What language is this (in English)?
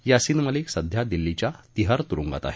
Marathi